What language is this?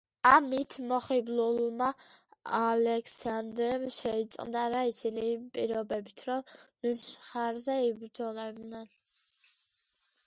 Georgian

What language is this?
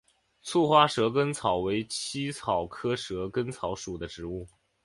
Chinese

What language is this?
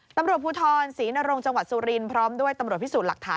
Thai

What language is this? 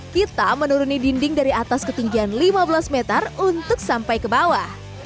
Indonesian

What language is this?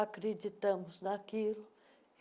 Portuguese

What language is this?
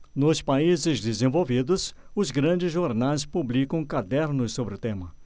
Portuguese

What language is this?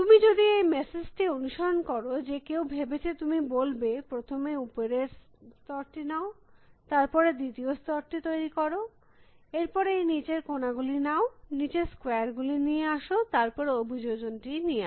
Bangla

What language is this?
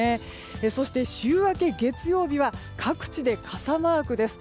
Japanese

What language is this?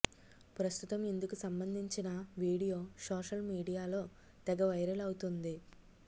Telugu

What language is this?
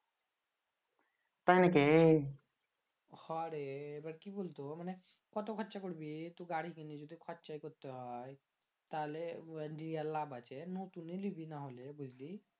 Bangla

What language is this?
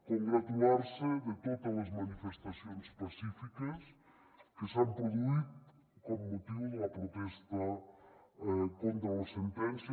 Catalan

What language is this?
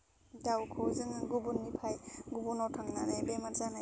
Bodo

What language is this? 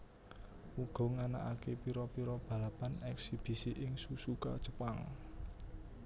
Javanese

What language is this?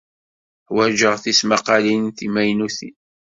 Kabyle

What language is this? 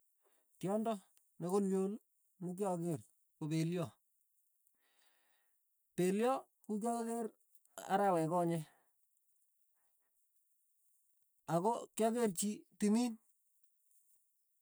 Tugen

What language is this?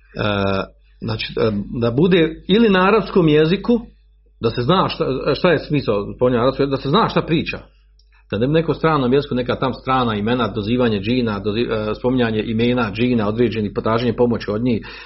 Croatian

